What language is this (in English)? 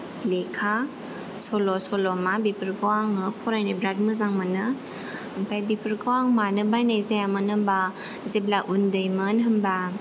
Bodo